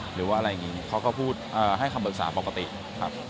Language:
Thai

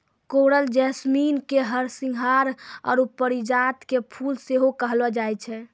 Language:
Maithili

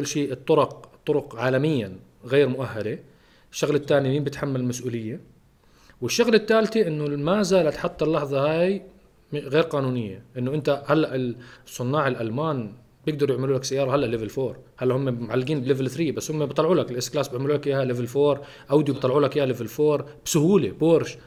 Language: Arabic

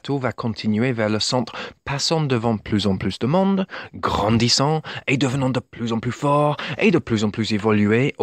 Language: French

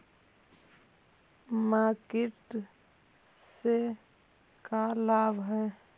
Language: Magahi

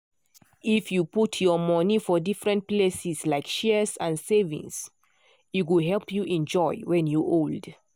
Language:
Nigerian Pidgin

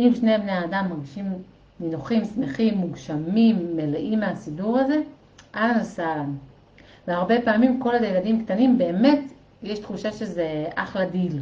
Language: Hebrew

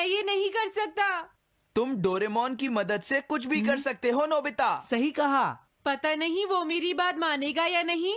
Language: Hindi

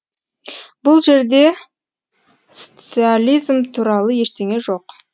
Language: Kazakh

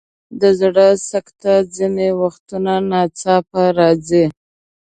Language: Pashto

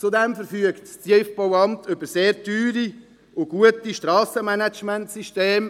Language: Swiss German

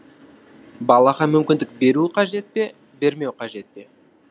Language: Kazakh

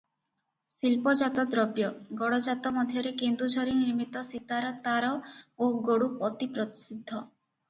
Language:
Odia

